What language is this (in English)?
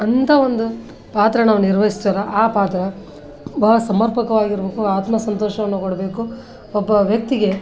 Kannada